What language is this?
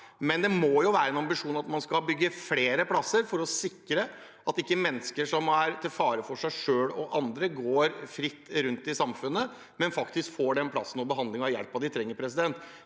Norwegian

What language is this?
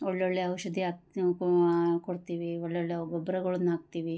Kannada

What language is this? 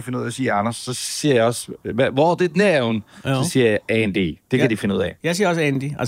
Danish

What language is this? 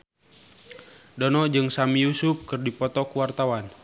Sundanese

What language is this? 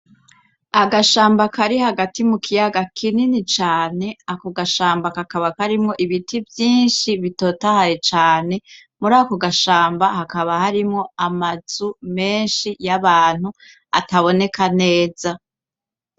Rundi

